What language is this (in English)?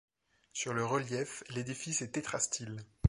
French